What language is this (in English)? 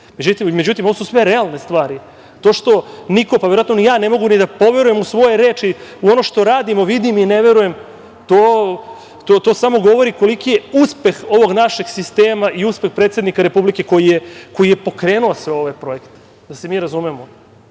Serbian